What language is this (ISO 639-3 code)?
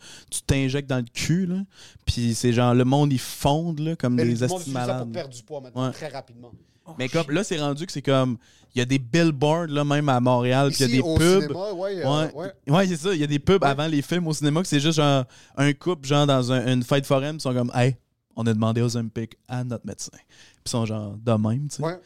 fra